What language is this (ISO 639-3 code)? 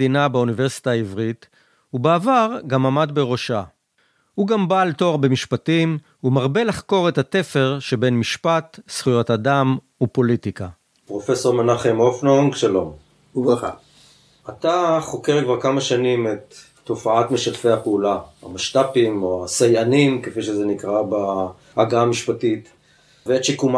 heb